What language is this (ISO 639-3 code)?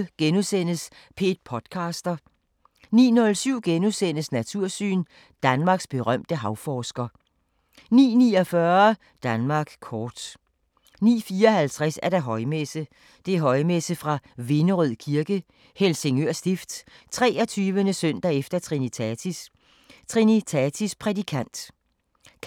dan